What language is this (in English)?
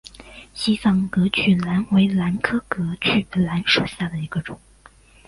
Chinese